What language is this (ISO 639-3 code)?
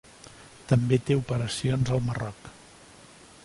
cat